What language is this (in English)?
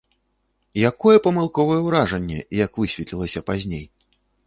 Belarusian